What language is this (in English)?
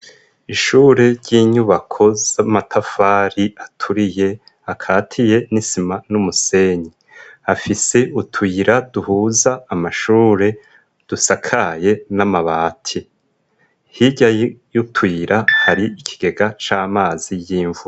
Rundi